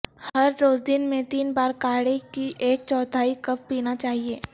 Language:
Urdu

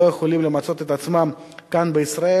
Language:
Hebrew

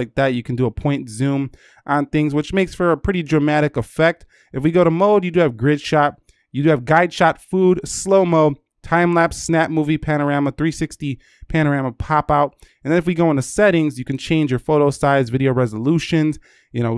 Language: English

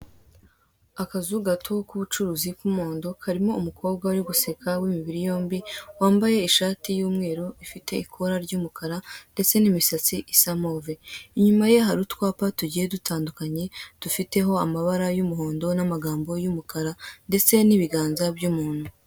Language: Kinyarwanda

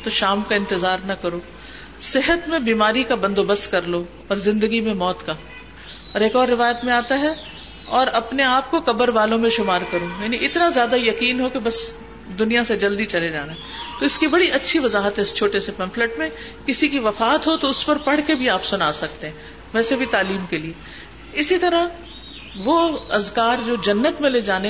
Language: Urdu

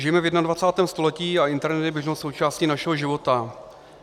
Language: Czech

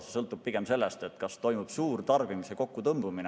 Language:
Estonian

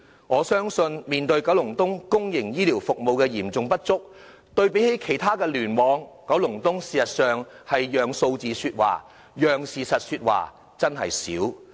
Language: Cantonese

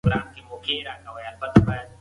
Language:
Pashto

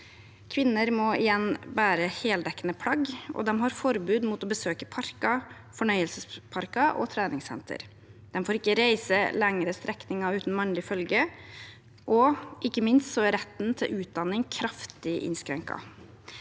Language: Norwegian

